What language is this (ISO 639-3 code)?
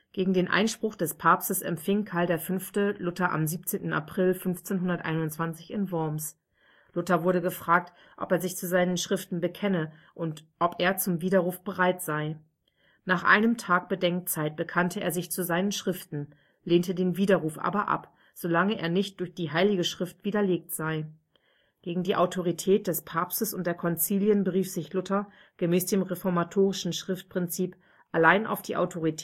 deu